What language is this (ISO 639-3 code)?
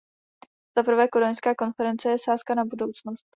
ces